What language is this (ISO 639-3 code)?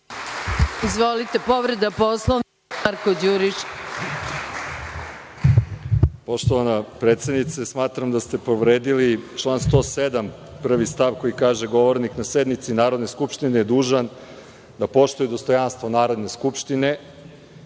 srp